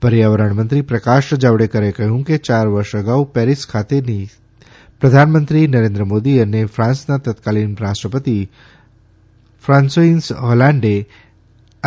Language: Gujarati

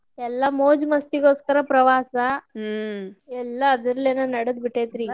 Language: Kannada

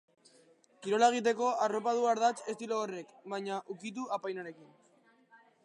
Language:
Basque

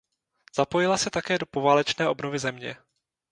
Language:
Czech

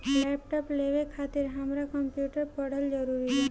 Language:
Bhojpuri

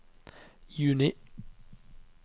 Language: Norwegian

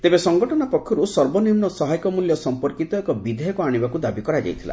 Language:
Odia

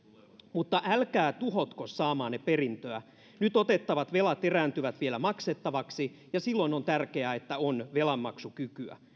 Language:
Finnish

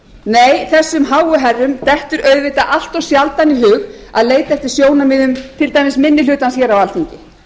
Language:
Icelandic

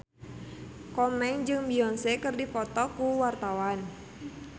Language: Sundanese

